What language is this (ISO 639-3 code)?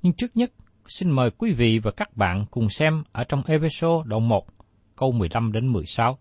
vie